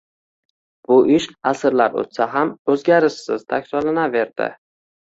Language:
Uzbek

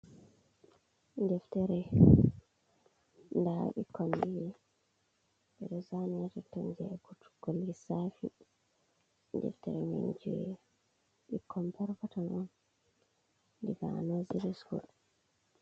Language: Fula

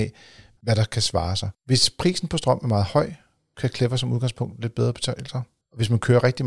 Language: Danish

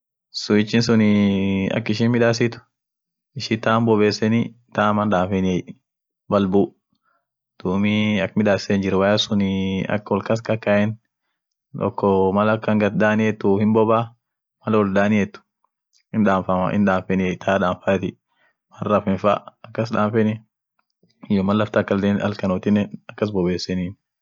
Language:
Orma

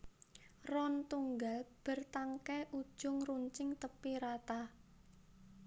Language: Javanese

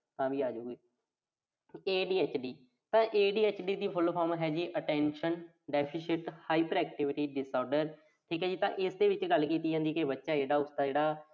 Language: Punjabi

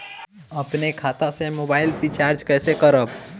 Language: Bhojpuri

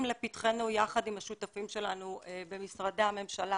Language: Hebrew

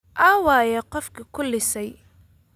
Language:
Somali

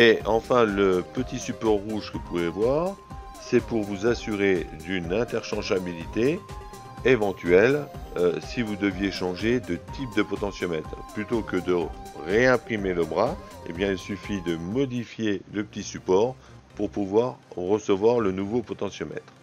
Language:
French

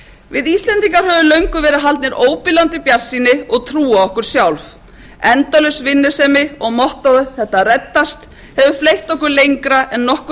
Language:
Icelandic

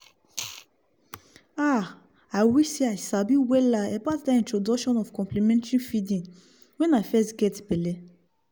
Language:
Nigerian Pidgin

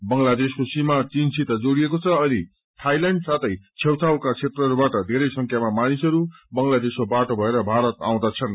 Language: Nepali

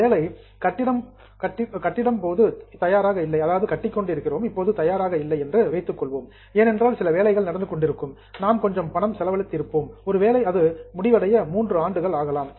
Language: Tamil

